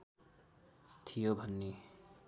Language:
Nepali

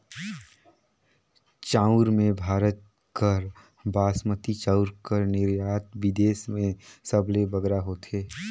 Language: Chhattisgarhi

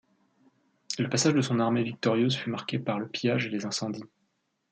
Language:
French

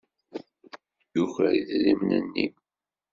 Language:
Kabyle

